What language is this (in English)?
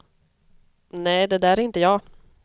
Swedish